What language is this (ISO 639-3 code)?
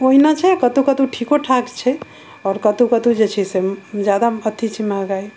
mai